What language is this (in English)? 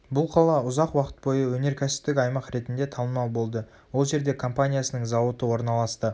Kazakh